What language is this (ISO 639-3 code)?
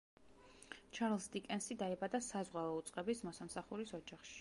kat